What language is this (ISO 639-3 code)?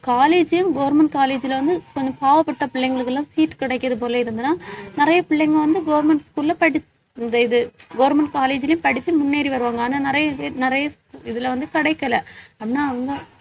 tam